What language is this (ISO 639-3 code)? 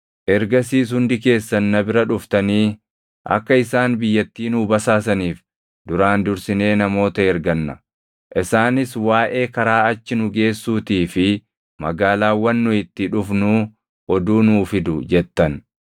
orm